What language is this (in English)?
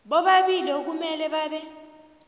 South Ndebele